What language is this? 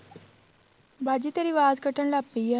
Punjabi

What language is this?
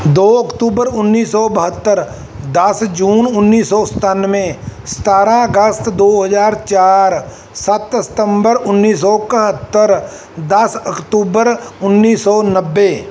Punjabi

